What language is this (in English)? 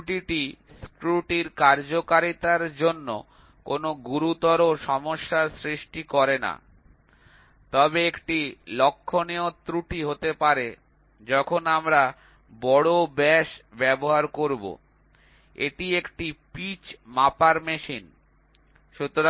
Bangla